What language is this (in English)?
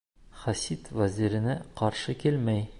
Bashkir